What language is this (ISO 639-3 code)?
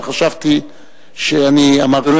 heb